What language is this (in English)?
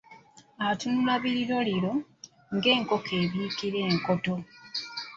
Ganda